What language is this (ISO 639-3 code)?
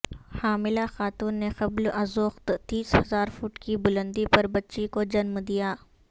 urd